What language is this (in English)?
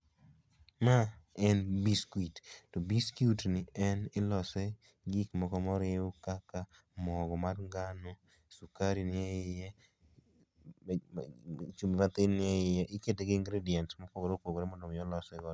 Luo (Kenya and Tanzania)